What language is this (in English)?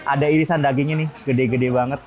Indonesian